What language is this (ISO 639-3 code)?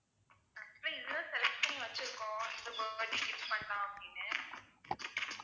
tam